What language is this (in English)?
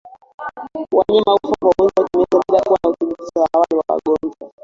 Swahili